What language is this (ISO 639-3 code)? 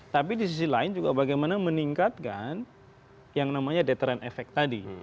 ind